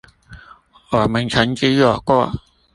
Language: Chinese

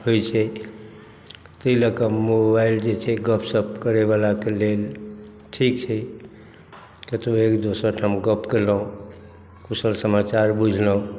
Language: Maithili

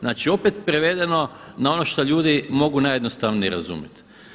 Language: Croatian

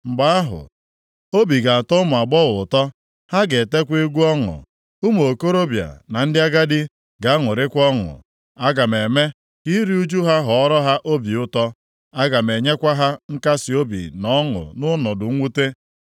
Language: Igbo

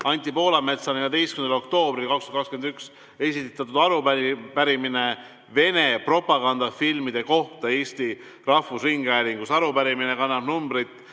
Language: Estonian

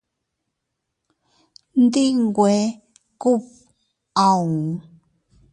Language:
Teutila Cuicatec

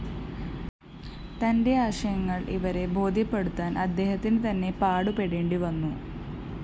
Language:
Malayalam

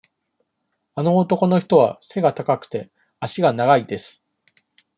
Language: Japanese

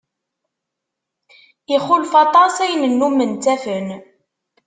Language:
Kabyle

